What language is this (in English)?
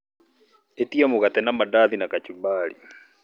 Kikuyu